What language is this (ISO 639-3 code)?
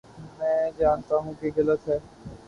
urd